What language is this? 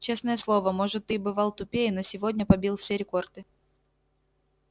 Russian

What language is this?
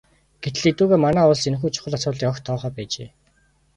Mongolian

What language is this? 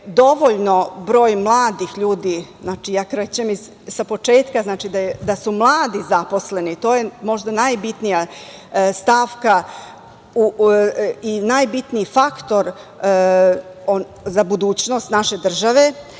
Serbian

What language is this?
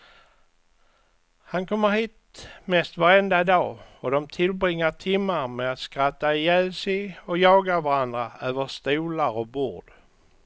Swedish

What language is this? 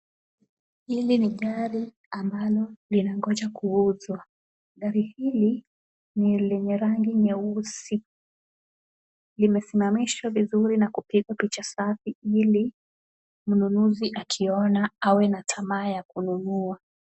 Swahili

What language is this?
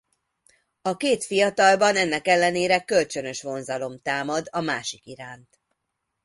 Hungarian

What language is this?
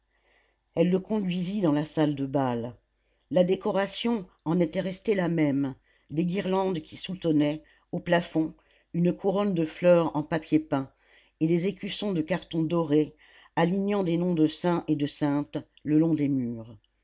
French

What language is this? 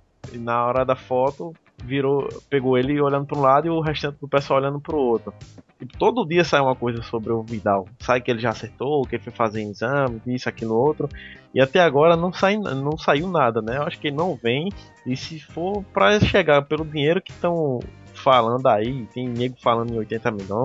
Portuguese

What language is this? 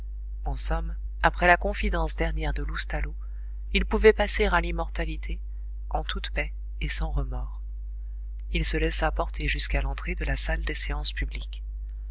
French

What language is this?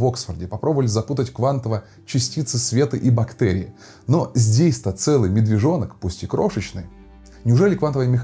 Russian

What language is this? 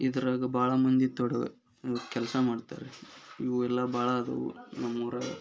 Kannada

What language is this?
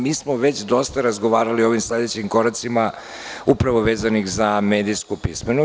Serbian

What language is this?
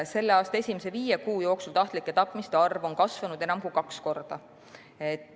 Estonian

